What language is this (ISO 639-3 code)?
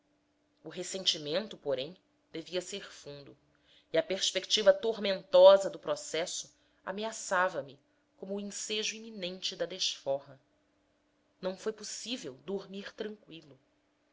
por